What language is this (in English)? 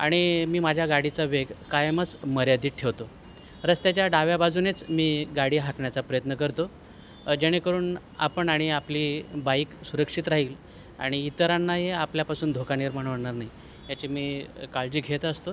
Marathi